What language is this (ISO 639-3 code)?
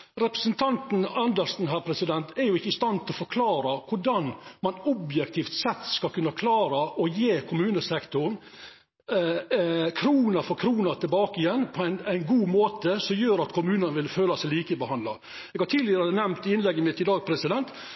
nno